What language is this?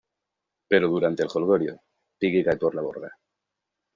Spanish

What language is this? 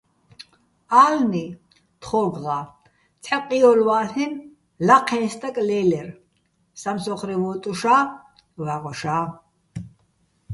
Bats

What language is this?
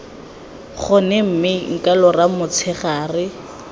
Tswana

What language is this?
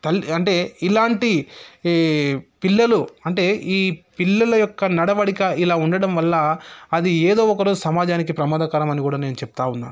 Telugu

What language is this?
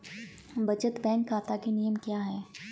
Hindi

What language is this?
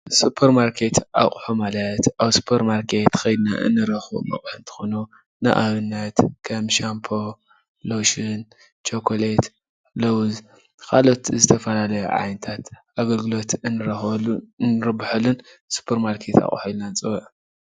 Tigrinya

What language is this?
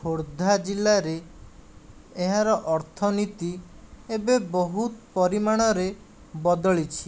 Odia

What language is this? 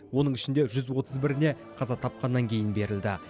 Kazakh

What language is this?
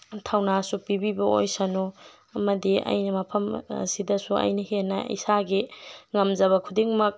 Manipuri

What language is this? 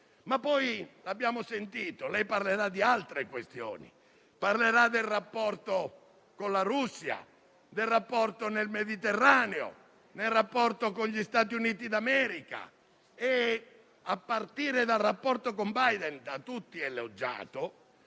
Italian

